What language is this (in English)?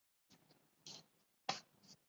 Chinese